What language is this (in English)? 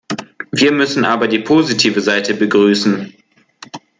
German